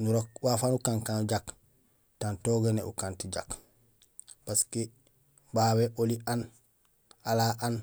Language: Gusilay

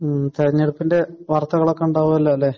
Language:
Malayalam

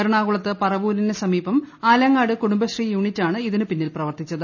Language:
Malayalam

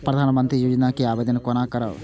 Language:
Maithili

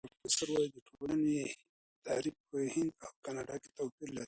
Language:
Pashto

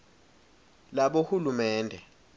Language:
Swati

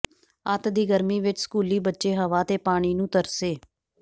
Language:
Punjabi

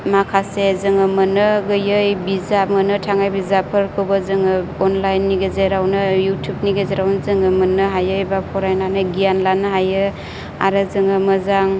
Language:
Bodo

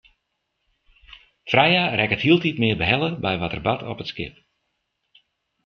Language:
Western Frisian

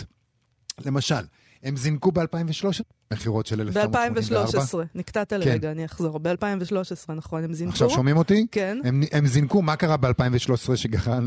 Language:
Hebrew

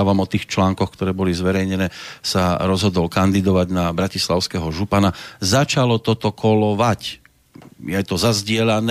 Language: Slovak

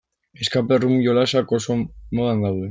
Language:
Basque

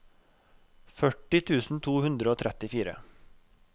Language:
Norwegian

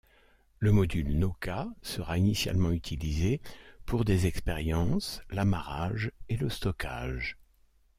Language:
French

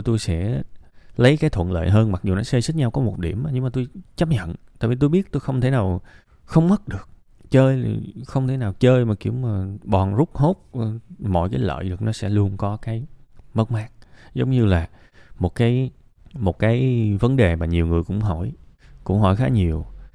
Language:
Vietnamese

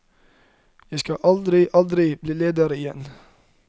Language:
Norwegian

